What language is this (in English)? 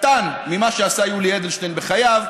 Hebrew